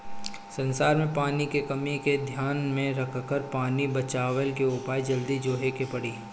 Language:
Bhojpuri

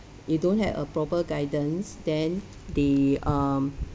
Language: English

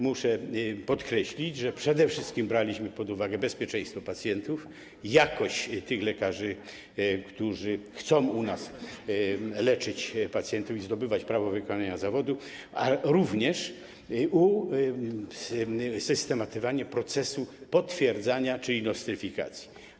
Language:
Polish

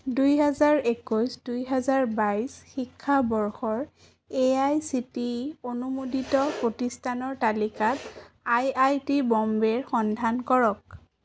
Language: Assamese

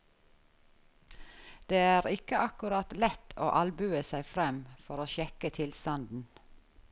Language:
Norwegian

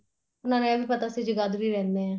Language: Punjabi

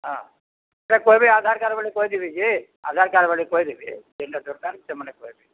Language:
Odia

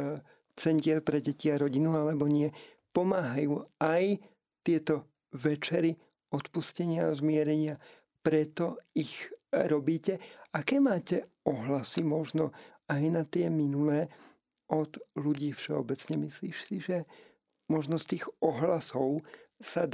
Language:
Slovak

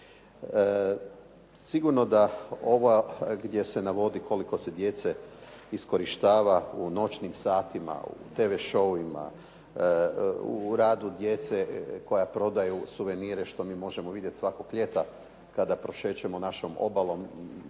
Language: Croatian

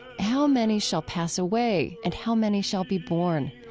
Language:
English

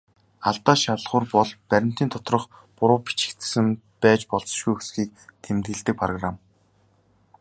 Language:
Mongolian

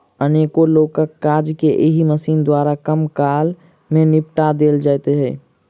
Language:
Maithili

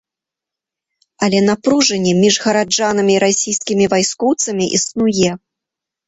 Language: Belarusian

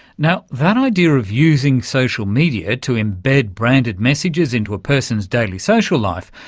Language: English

